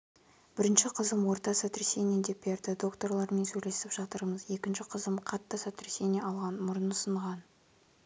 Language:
Kazakh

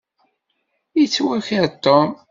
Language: Kabyle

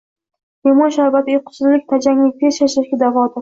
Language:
Uzbek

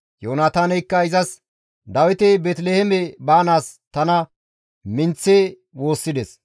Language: Gamo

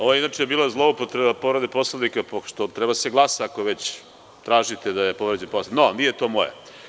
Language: Serbian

